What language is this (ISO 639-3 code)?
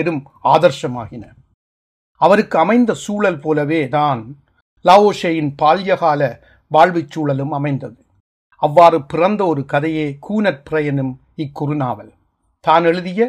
tam